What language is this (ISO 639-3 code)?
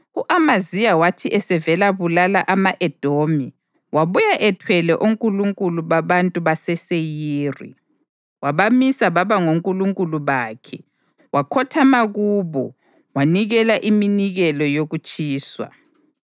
nde